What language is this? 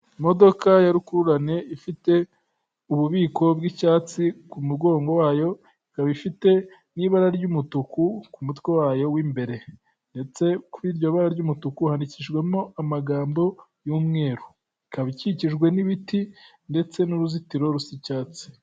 Kinyarwanda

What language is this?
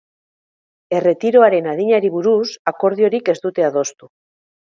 Basque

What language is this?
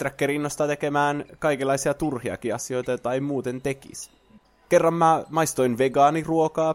Finnish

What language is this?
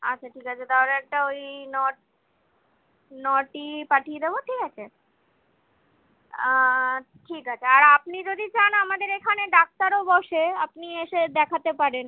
Bangla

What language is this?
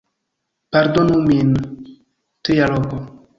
Esperanto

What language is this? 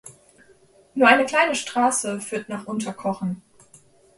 German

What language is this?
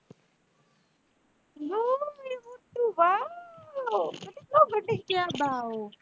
Punjabi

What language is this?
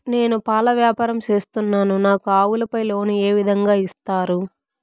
Telugu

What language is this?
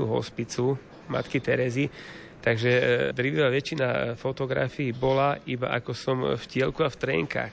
Slovak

